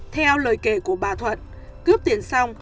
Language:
Vietnamese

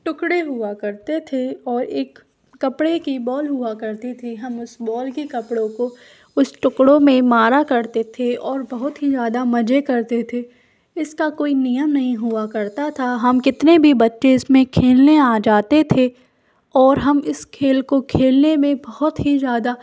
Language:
Hindi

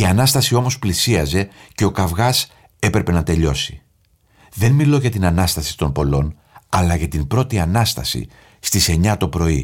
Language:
Greek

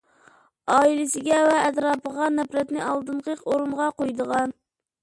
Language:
Uyghur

